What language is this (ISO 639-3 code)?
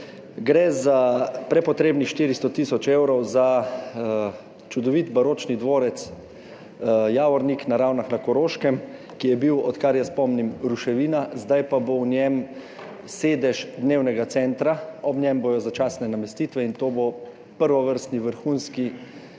slv